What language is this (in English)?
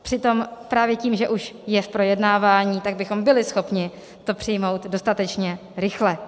Czech